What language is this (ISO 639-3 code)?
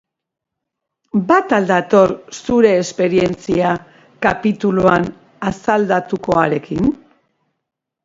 eus